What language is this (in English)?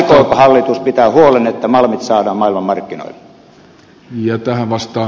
Finnish